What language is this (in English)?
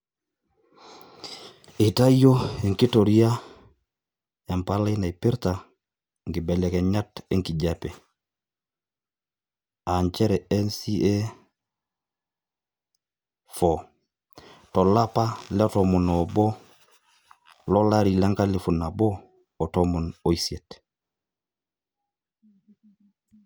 Masai